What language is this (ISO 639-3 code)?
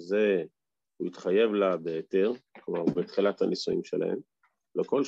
heb